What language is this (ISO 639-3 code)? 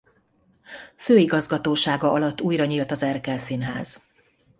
hun